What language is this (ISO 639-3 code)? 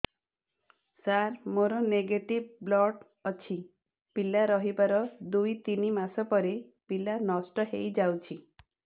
ori